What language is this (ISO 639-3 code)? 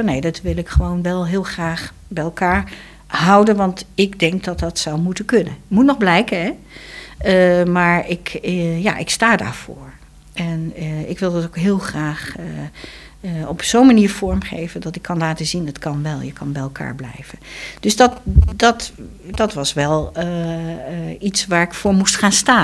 nld